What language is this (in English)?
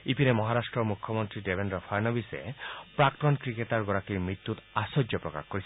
Assamese